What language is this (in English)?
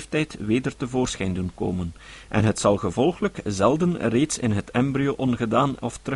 Dutch